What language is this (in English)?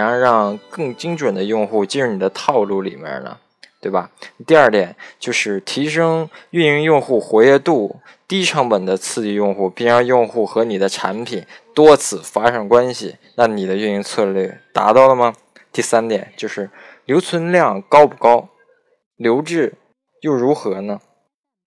Chinese